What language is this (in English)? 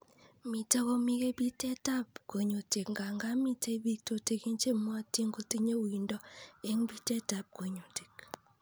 Kalenjin